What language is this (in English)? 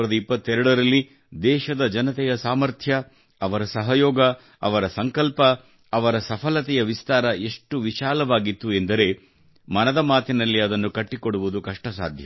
Kannada